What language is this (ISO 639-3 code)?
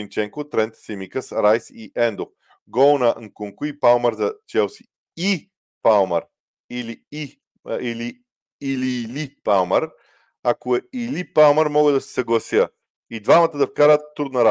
bul